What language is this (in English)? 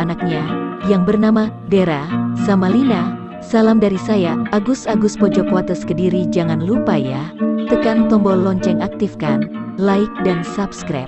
Indonesian